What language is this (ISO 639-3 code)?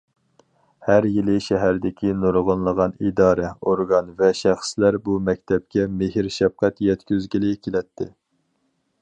uig